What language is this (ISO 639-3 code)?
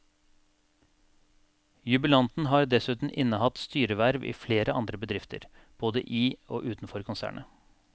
nor